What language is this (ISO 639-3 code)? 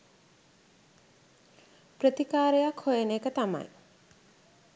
sin